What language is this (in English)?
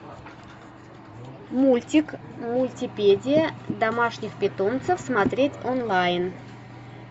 Russian